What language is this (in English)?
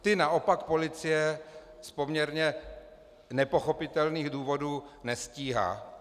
Czech